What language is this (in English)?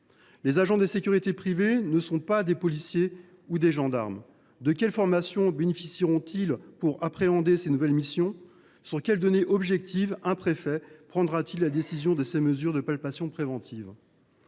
French